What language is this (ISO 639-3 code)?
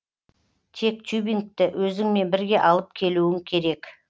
kaz